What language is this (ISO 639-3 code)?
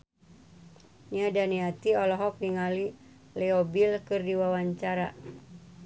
sun